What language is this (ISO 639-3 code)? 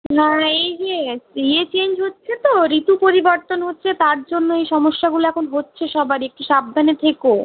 ben